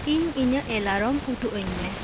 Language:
Santali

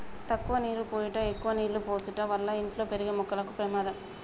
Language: Telugu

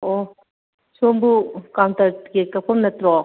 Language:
Manipuri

